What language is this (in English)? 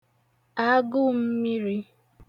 Igbo